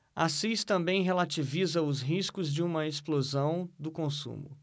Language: Portuguese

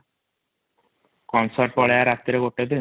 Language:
Odia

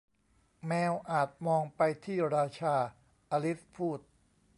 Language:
Thai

